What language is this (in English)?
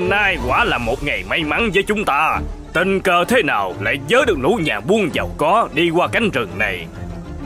Vietnamese